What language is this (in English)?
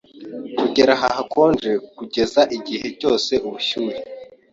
Kinyarwanda